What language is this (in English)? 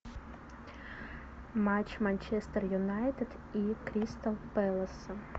Russian